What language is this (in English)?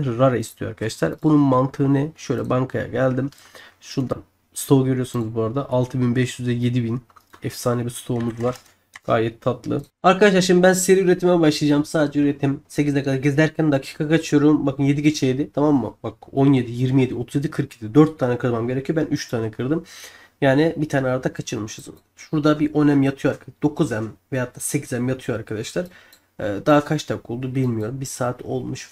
Turkish